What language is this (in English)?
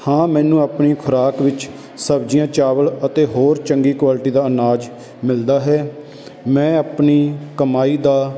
Punjabi